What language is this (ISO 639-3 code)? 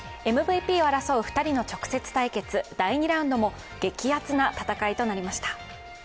jpn